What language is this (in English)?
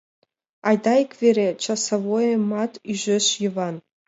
Mari